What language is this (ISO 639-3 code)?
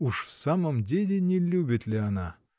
rus